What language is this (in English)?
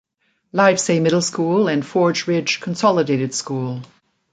English